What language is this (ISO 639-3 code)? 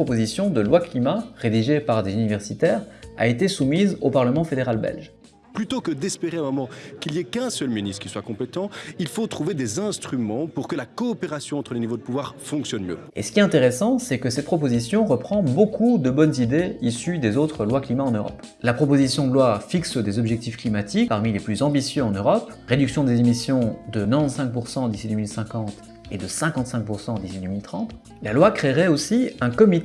fra